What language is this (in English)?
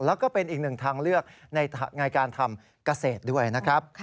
Thai